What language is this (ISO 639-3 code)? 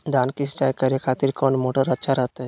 mag